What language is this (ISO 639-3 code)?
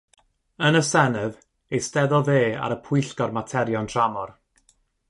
cym